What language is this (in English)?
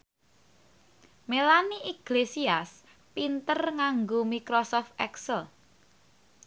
Javanese